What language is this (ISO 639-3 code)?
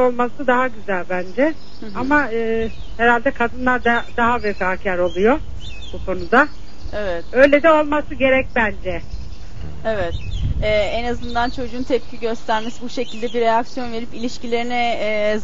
tur